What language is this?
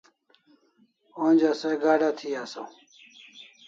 Kalasha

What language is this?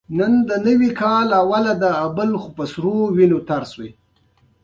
Pashto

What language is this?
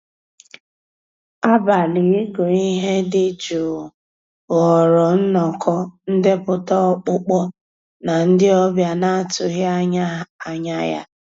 Igbo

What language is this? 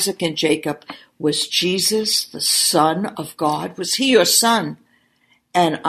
English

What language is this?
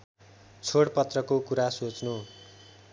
Nepali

